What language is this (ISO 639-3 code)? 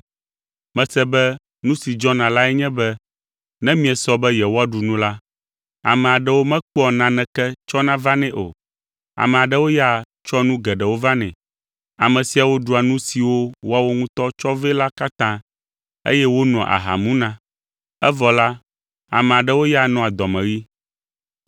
ewe